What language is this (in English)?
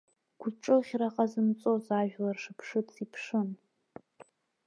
Abkhazian